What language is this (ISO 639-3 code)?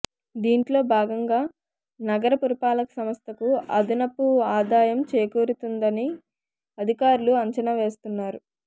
tel